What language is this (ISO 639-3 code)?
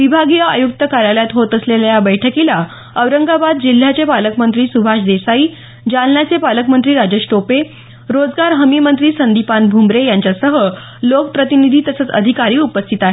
mar